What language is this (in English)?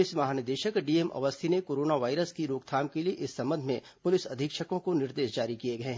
Hindi